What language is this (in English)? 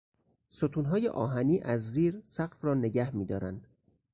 Persian